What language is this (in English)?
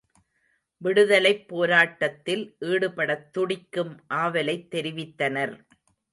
Tamil